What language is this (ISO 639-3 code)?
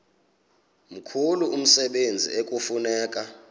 xho